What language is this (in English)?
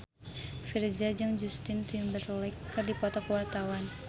Sundanese